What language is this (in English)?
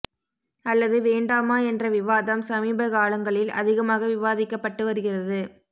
Tamil